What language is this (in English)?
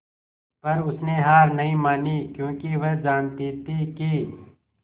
Hindi